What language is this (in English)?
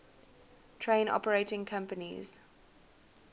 English